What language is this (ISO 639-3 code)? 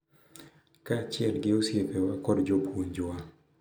luo